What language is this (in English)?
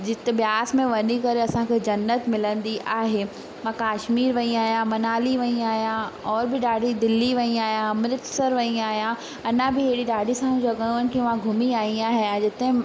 Sindhi